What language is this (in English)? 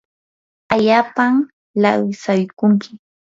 Yanahuanca Pasco Quechua